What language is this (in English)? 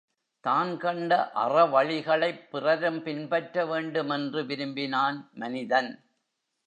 Tamil